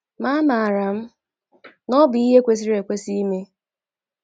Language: Igbo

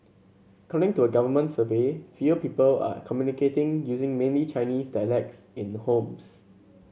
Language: English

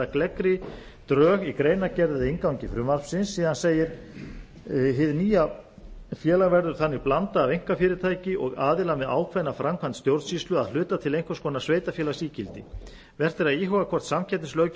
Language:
Icelandic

